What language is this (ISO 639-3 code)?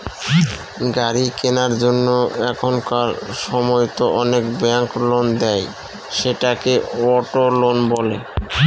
ben